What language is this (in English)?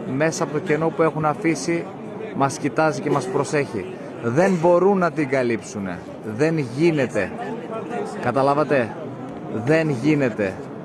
Greek